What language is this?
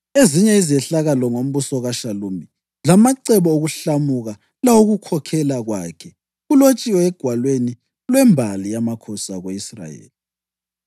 North Ndebele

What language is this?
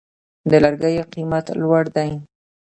Pashto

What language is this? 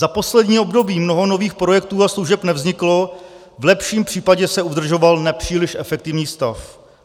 Czech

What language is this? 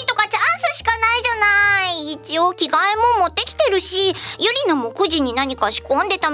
Japanese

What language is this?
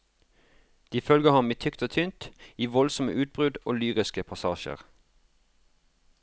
Norwegian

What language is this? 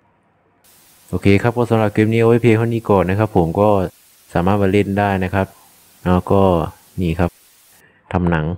Thai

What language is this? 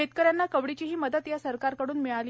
Marathi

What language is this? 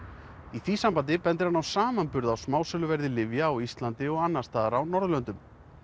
Icelandic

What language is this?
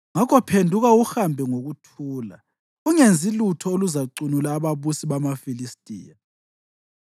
North Ndebele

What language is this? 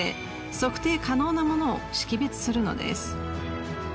Japanese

